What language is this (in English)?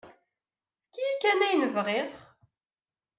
Kabyle